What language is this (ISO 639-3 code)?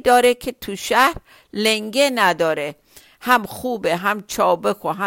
fas